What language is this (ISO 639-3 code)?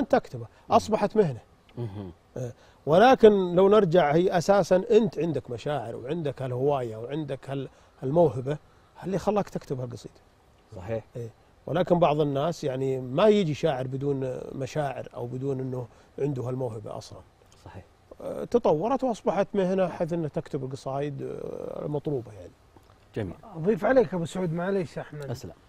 ara